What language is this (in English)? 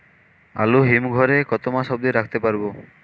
Bangla